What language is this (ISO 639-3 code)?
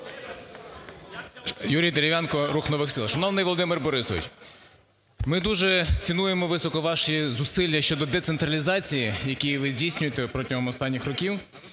ukr